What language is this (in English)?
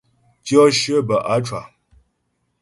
Ghomala